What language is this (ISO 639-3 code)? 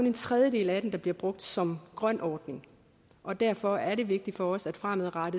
dan